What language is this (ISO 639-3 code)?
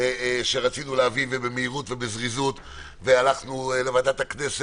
heb